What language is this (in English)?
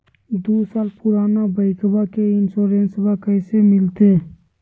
Magahi